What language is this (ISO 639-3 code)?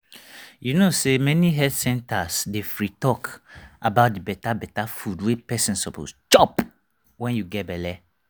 pcm